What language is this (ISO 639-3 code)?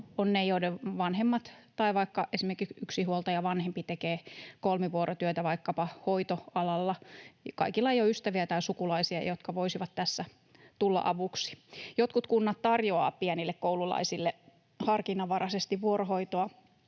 fin